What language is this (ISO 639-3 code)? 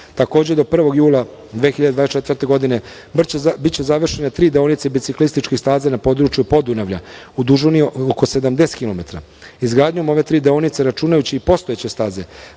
srp